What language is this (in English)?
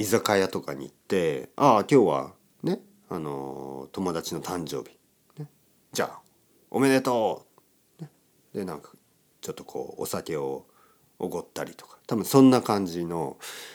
Japanese